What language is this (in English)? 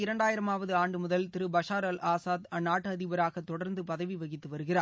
Tamil